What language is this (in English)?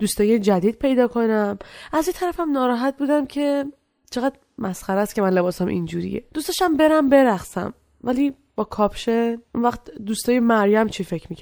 Persian